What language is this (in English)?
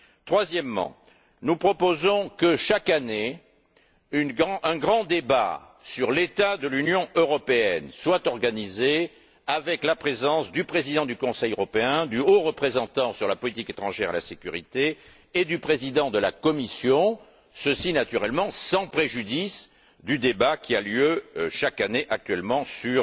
French